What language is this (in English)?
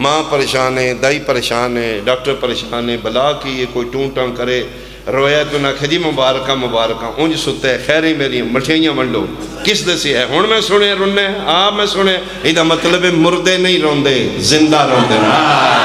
Arabic